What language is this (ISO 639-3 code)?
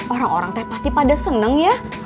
ind